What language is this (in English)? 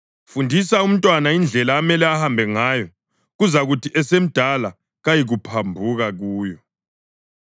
North Ndebele